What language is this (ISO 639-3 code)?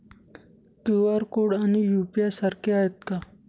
mar